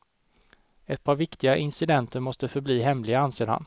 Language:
Swedish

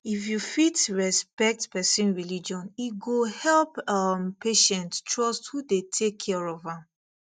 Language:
Nigerian Pidgin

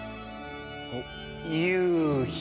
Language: Japanese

